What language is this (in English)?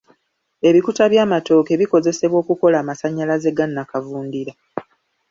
Ganda